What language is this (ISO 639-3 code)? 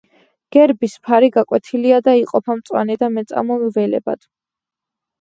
kat